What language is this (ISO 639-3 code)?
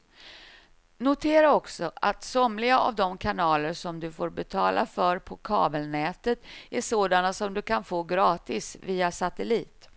swe